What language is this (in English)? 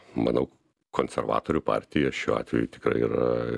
Lithuanian